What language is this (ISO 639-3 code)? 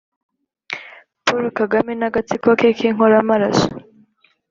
kin